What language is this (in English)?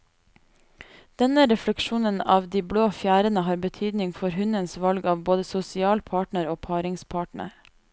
Norwegian